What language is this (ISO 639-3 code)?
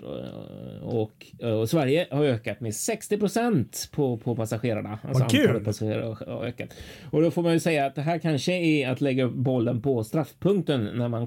swe